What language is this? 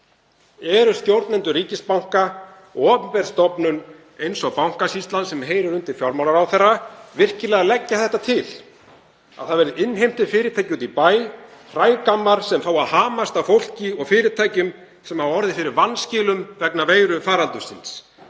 Icelandic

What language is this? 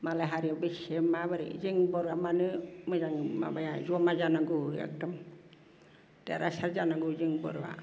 Bodo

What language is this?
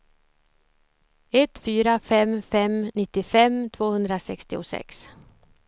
Swedish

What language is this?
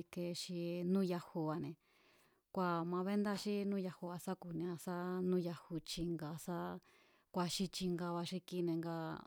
Mazatlán Mazatec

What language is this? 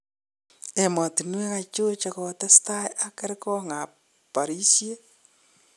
Kalenjin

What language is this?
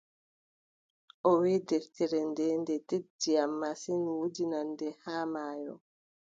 Adamawa Fulfulde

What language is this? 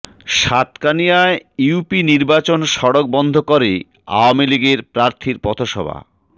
Bangla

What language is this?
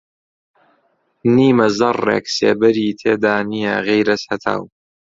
Central Kurdish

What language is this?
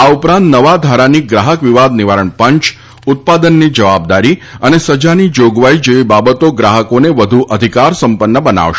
Gujarati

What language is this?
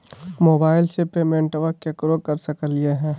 Magahi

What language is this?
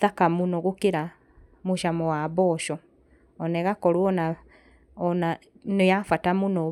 Kikuyu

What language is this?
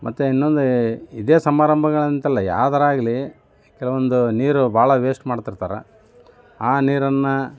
Kannada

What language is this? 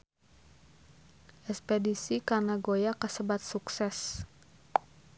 Sundanese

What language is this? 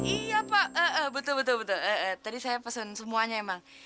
Indonesian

